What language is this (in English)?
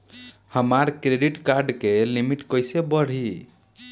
Bhojpuri